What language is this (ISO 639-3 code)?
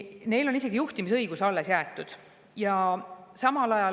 est